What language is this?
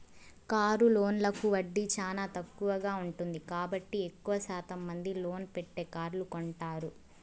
Telugu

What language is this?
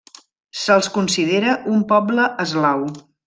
Catalan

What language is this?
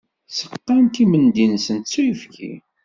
Kabyle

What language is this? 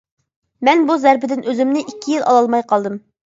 Uyghur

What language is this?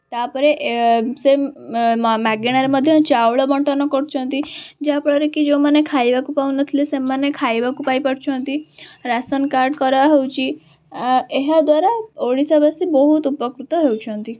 Odia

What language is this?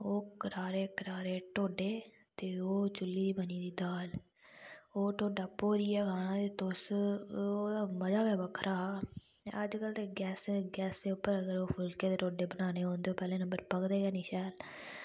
Dogri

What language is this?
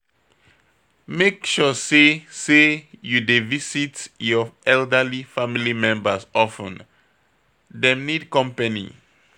Nigerian Pidgin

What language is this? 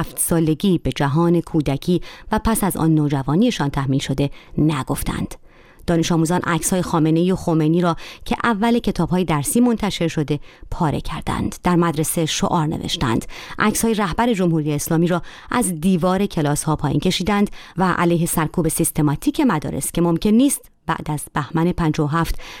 Persian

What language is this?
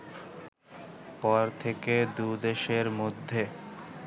Bangla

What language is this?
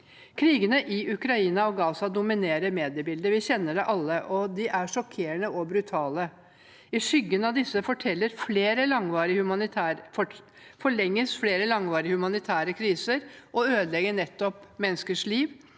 Norwegian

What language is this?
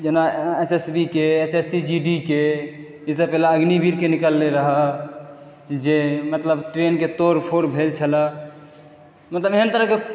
Maithili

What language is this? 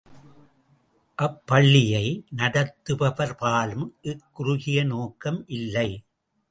Tamil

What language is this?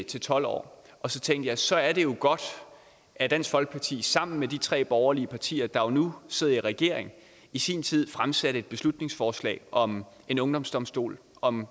Danish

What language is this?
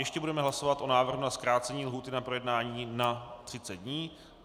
Czech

